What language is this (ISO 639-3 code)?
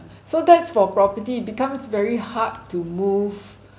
eng